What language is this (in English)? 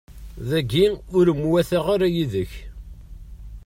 Kabyle